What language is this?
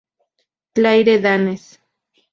Spanish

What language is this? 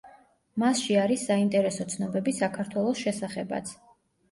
Georgian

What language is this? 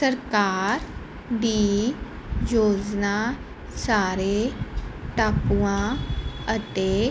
Punjabi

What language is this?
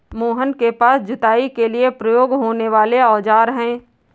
Hindi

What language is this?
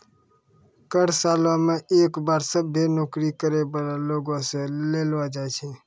Maithili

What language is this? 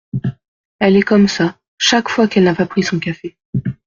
French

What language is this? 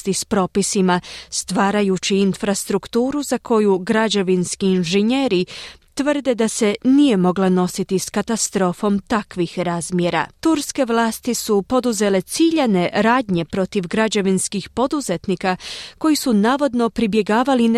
Croatian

